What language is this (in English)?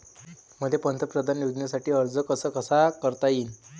Marathi